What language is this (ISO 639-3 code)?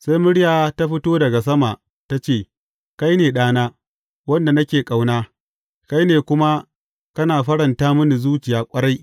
hau